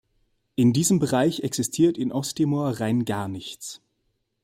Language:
German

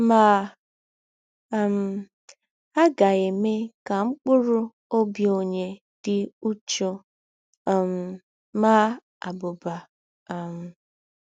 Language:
Igbo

